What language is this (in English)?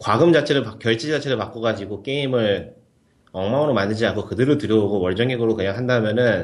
Korean